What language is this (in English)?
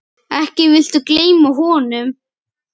Icelandic